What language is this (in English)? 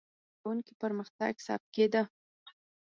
Pashto